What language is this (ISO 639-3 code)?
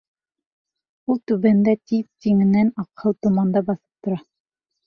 bak